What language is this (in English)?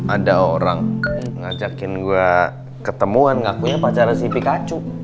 Indonesian